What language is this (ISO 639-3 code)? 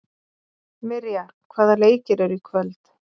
isl